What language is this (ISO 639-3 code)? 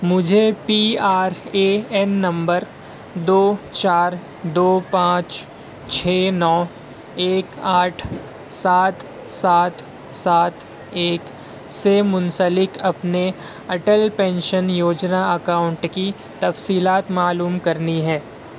urd